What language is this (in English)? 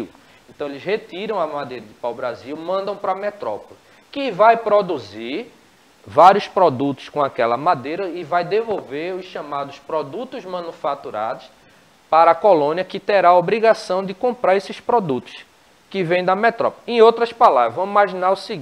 Portuguese